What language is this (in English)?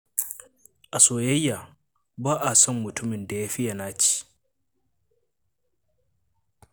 Hausa